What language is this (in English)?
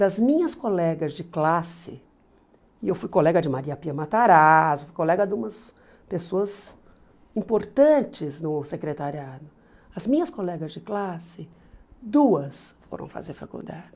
Portuguese